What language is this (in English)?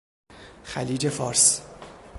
Persian